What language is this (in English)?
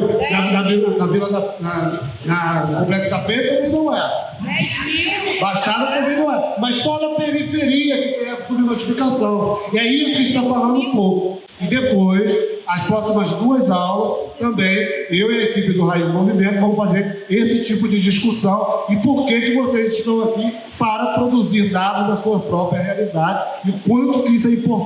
Portuguese